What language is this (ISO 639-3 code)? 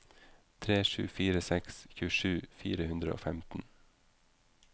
nor